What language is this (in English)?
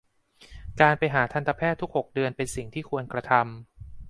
Thai